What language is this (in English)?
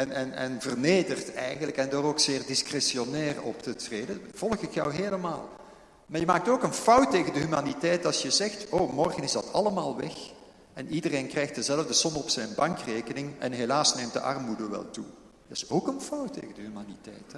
Dutch